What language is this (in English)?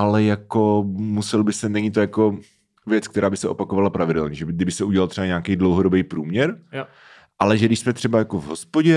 Czech